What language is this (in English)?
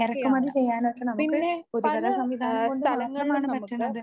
Malayalam